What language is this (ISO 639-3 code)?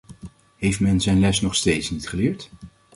nld